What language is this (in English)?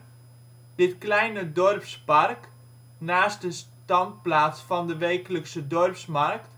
Dutch